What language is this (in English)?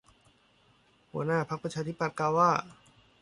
Thai